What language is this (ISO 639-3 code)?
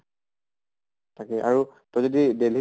asm